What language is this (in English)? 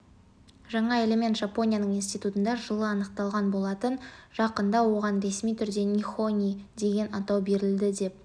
Kazakh